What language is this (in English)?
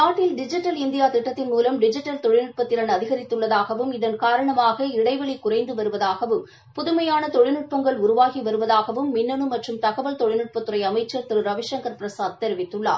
Tamil